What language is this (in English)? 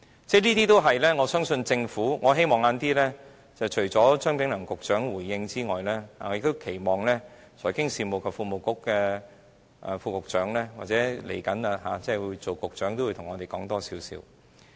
Cantonese